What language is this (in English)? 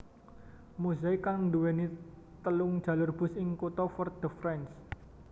Javanese